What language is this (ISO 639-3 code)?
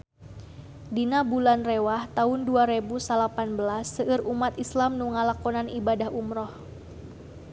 sun